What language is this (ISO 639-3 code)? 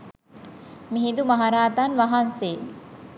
sin